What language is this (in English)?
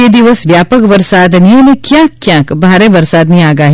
Gujarati